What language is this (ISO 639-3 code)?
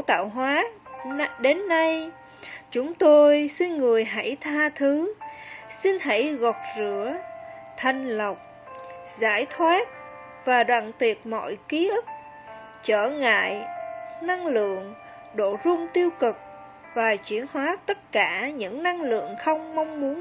vie